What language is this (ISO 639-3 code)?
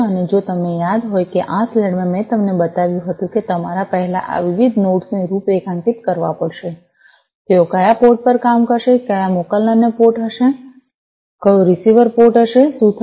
guj